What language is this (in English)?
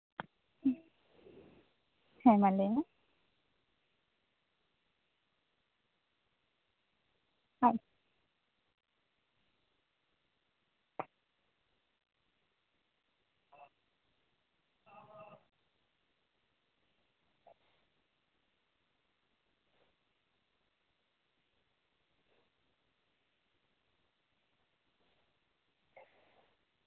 Santali